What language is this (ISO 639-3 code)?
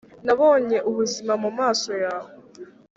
kin